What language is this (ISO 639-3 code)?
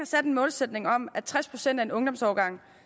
dan